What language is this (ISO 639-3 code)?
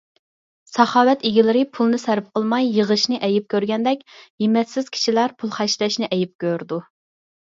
uig